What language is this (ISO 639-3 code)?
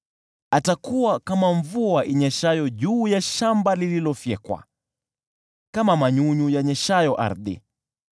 swa